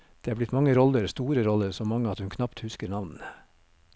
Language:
Norwegian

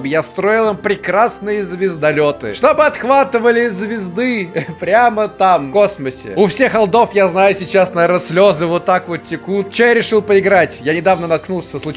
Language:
Russian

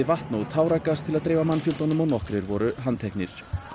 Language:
Icelandic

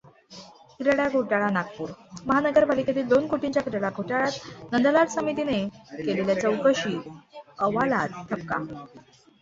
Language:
Marathi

